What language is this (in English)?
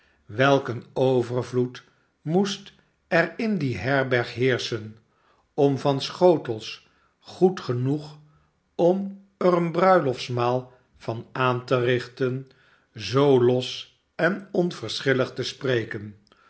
Dutch